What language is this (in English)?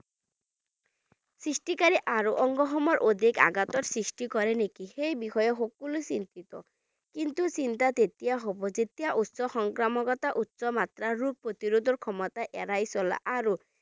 Bangla